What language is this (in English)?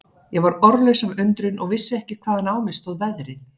Icelandic